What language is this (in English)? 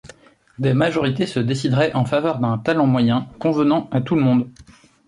French